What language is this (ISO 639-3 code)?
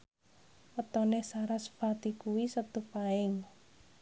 jav